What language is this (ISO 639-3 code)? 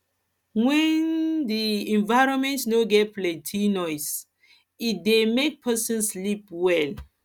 pcm